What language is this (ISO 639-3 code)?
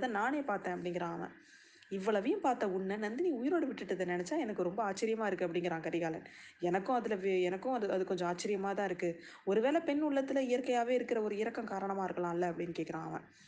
tam